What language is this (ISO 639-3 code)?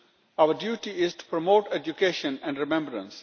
eng